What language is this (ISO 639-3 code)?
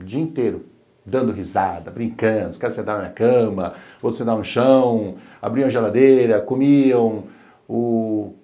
por